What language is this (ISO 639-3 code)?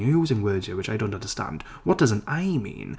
eng